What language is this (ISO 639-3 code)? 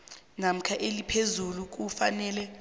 nbl